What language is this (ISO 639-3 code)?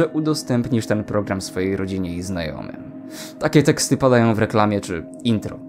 pol